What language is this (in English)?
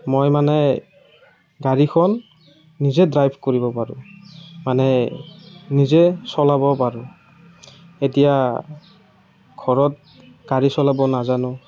Assamese